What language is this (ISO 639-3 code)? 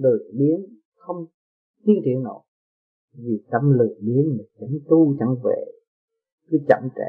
vie